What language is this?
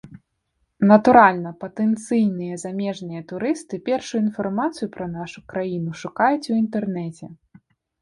Belarusian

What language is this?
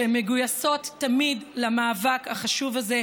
Hebrew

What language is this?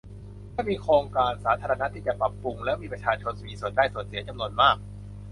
Thai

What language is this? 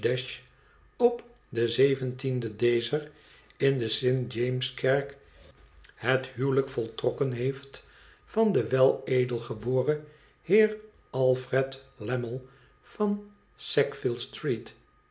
Dutch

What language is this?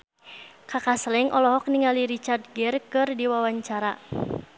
Sundanese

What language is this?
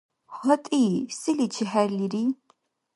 Dargwa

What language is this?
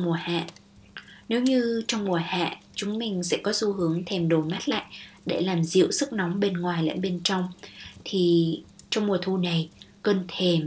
Vietnamese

